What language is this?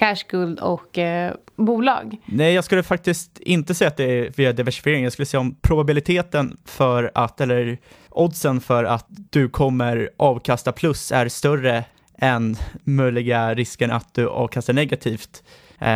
Swedish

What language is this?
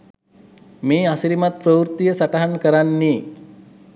Sinhala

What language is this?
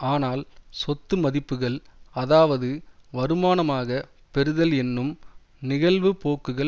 Tamil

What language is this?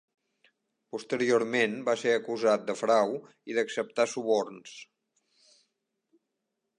Catalan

